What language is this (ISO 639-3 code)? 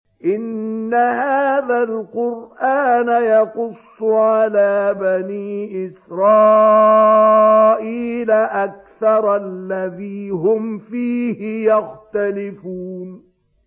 ara